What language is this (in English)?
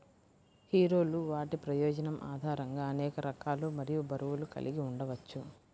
Telugu